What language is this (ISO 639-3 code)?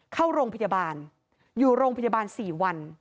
tha